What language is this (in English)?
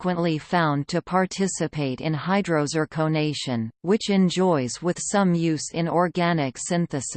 English